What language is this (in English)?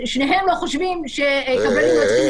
Hebrew